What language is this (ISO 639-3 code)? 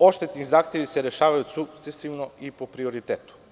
srp